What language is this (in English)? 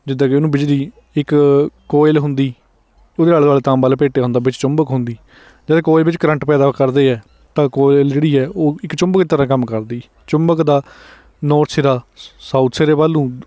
Punjabi